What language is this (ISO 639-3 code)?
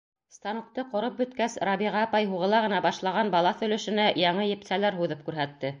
bak